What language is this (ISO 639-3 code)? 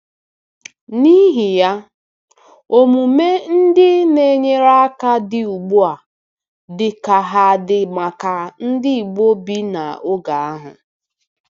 ibo